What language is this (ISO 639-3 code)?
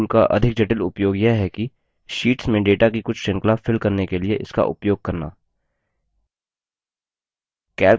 hin